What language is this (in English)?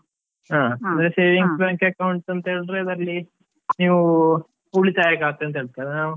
Kannada